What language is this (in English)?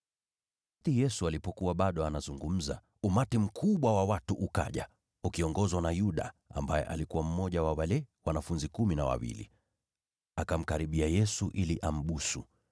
Swahili